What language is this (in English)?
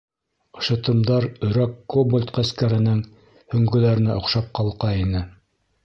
Bashkir